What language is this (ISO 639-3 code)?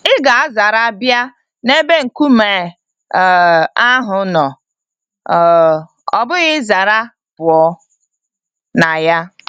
ibo